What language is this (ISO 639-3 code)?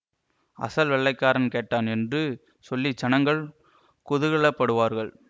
tam